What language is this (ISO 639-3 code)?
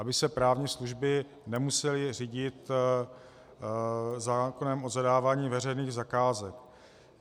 ces